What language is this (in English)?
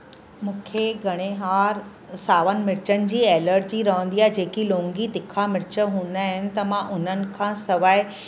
Sindhi